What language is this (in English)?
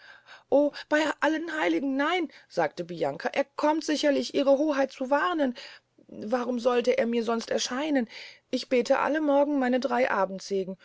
German